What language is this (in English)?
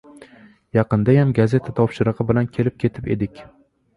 Uzbek